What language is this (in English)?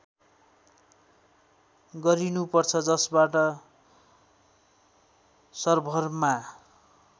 Nepali